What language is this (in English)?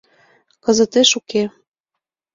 Mari